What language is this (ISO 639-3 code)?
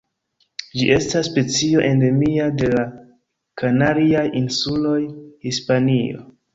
epo